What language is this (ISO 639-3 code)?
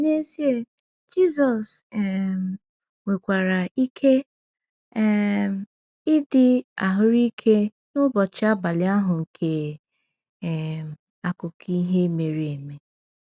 ibo